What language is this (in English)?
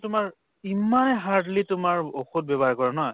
Assamese